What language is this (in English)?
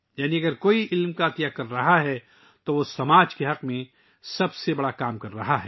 Urdu